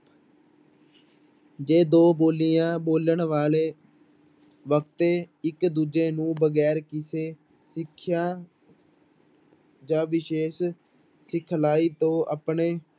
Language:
Punjabi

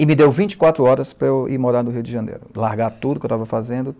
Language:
Portuguese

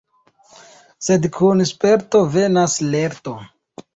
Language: Esperanto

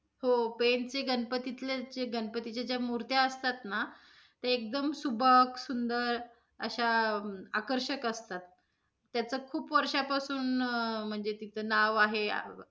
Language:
Marathi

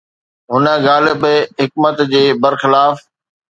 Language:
Sindhi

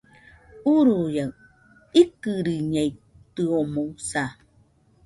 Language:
Nüpode Huitoto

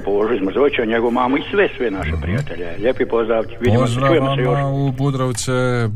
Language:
Croatian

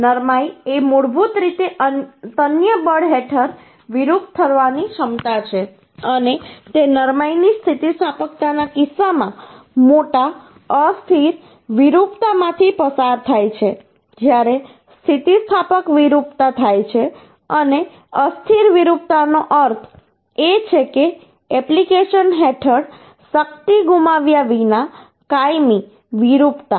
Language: Gujarati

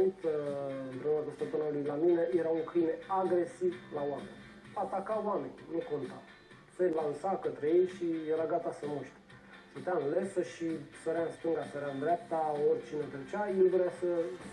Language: Romanian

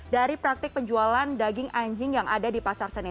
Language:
Indonesian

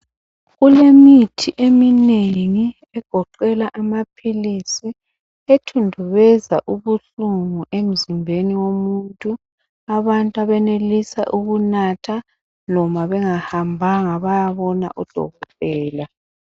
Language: North Ndebele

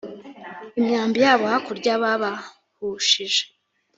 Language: Kinyarwanda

